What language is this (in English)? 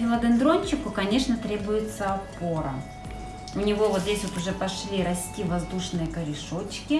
Russian